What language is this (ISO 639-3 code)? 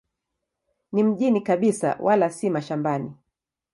swa